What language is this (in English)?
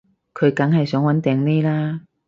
Cantonese